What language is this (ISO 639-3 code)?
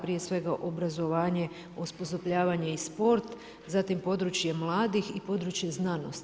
hrv